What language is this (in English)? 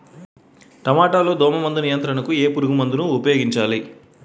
Telugu